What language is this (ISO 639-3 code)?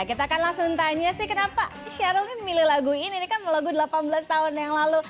ind